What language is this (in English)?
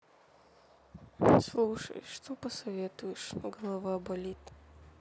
Russian